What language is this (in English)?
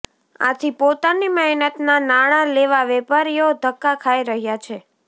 Gujarati